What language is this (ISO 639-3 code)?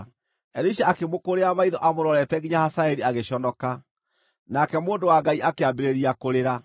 kik